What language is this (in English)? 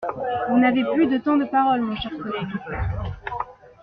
French